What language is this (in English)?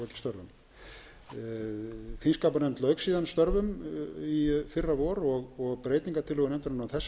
Icelandic